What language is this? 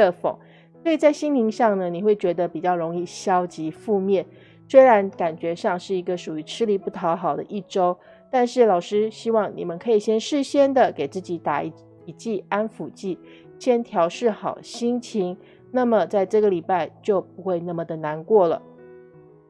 Chinese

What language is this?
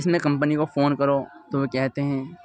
Urdu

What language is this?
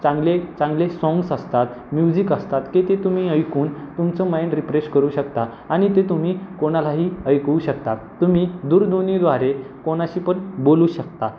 Marathi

